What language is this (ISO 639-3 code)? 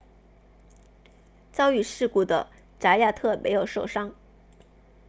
zho